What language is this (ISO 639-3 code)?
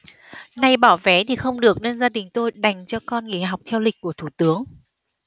vie